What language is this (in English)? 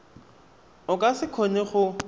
Tswana